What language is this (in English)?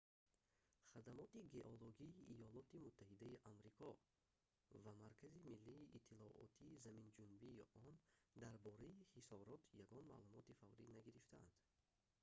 Tajik